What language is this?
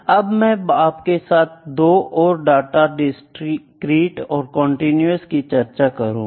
Hindi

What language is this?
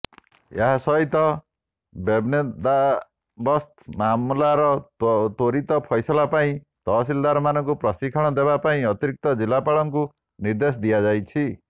Odia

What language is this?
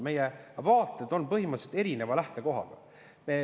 Estonian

